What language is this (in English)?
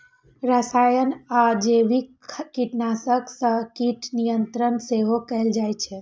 Maithili